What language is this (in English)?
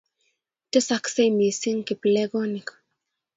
Kalenjin